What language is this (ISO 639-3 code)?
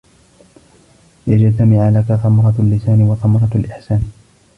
ara